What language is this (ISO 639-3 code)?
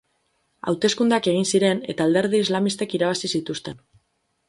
eus